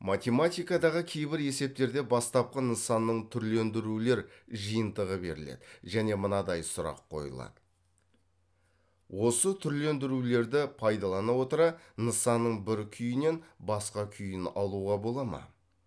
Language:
Kazakh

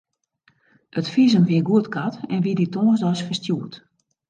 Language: Western Frisian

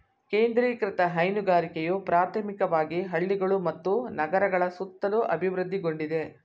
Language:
Kannada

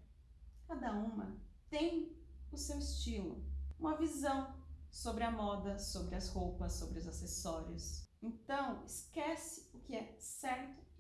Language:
Portuguese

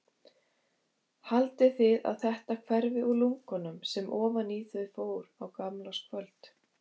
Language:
Icelandic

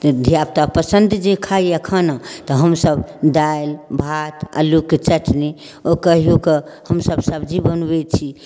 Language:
Maithili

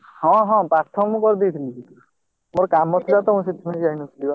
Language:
Odia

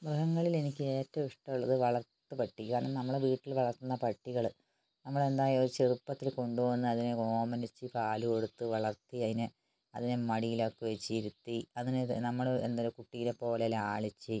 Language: Malayalam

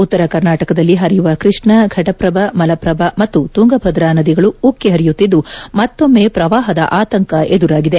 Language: Kannada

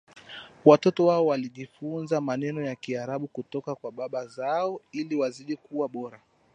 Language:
Swahili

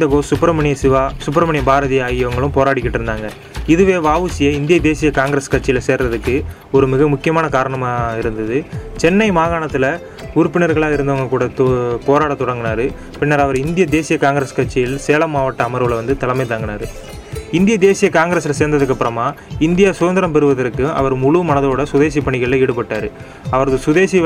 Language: Tamil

